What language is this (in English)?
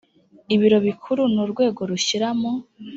Kinyarwanda